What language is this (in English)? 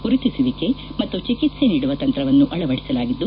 Kannada